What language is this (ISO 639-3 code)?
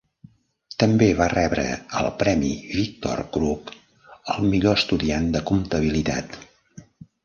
cat